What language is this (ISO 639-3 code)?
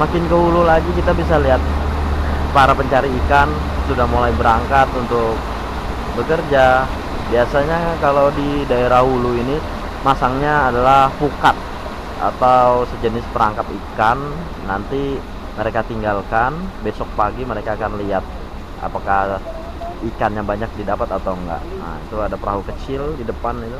ind